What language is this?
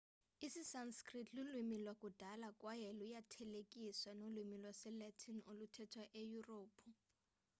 Xhosa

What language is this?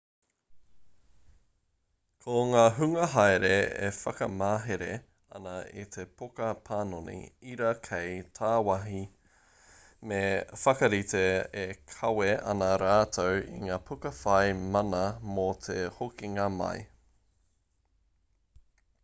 Māori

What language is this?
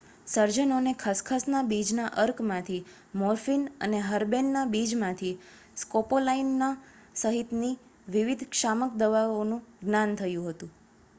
Gujarati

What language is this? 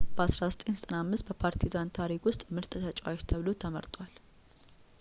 Amharic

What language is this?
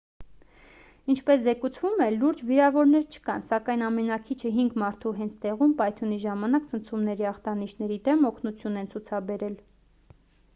Armenian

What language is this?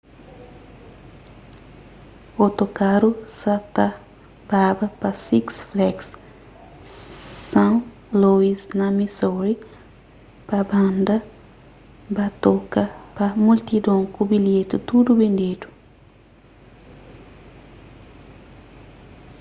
Kabuverdianu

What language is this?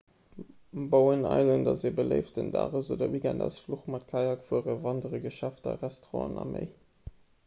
Luxembourgish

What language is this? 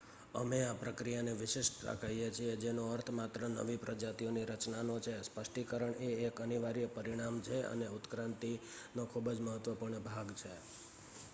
Gujarati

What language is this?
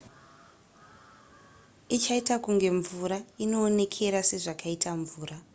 Shona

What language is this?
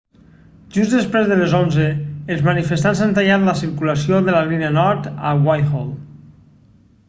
Catalan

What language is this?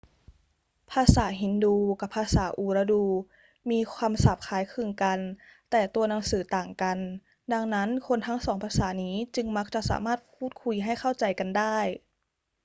Thai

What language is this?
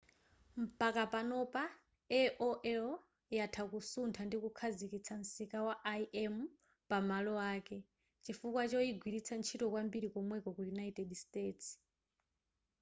Nyanja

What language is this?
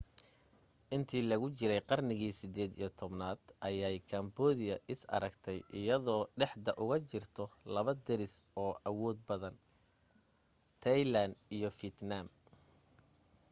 Somali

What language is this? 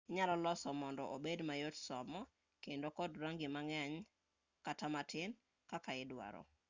Luo (Kenya and Tanzania)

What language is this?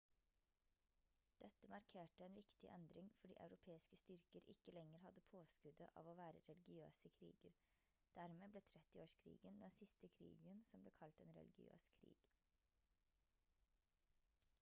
Norwegian Bokmål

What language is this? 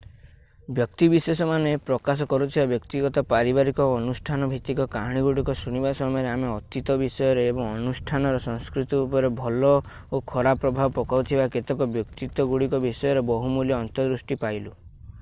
Odia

